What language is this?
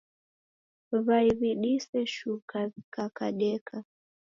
Taita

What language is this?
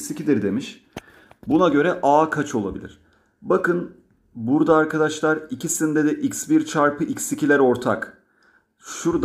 Turkish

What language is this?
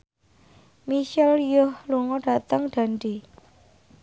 Javanese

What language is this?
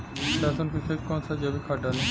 Bhojpuri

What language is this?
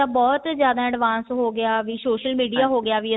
Punjabi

